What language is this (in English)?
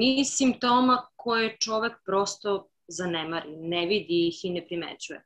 Croatian